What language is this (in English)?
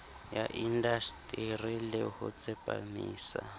Southern Sotho